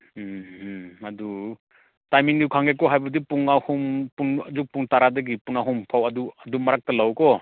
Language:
Manipuri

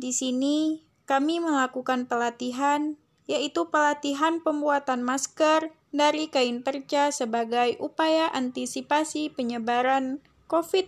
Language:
Indonesian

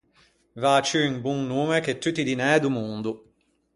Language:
Ligurian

